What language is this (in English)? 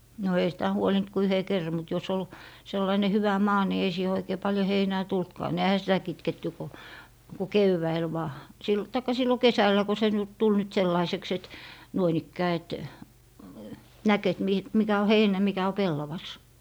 Finnish